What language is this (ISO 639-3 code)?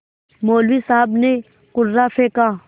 hin